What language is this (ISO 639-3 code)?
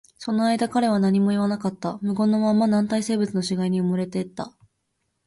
jpn